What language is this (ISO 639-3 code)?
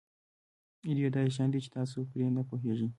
pus